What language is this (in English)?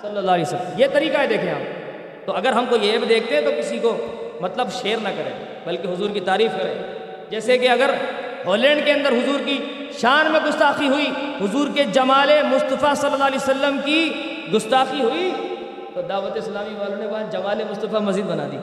Urdu